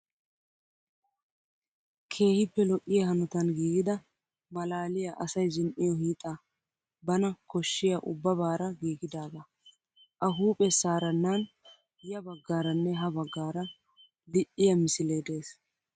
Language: Wolaytta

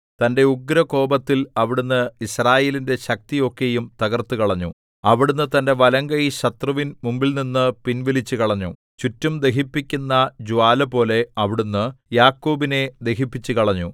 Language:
Malayalam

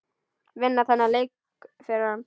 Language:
Icelandic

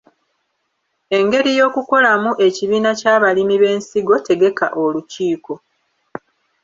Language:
Ganda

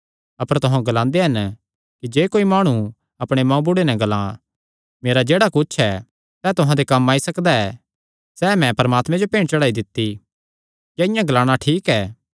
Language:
Kangri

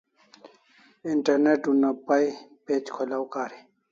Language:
Kalasha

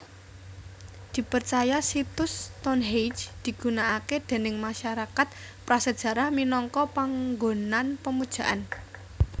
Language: Javanese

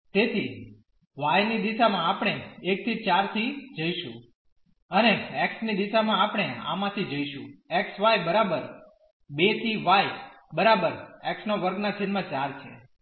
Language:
Gujarati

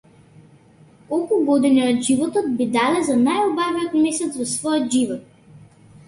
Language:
Macedonian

